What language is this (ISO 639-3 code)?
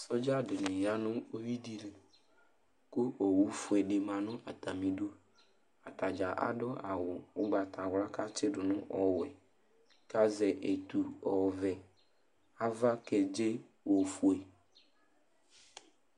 kpo